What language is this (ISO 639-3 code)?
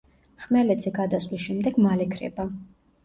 kat